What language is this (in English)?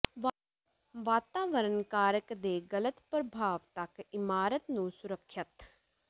Punjabi